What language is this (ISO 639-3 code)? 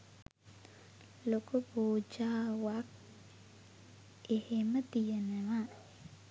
sin